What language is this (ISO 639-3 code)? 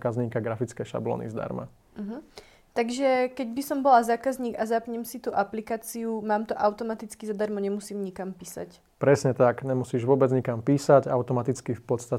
ces